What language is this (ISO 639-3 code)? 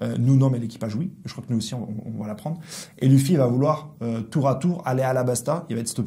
fra